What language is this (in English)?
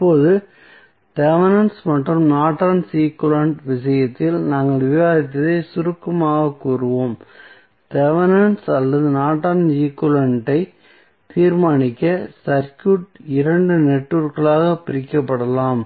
Tamil